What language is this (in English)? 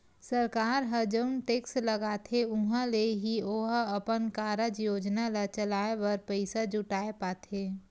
Chhattisgarhi